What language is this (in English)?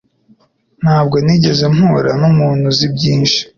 Kinyarwanda